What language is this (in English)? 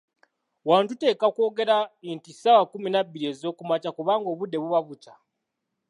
Ganda